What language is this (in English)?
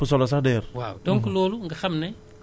Wolof